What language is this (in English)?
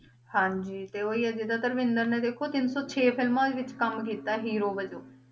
Punjabi